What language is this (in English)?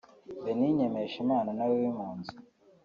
Kinyarwanda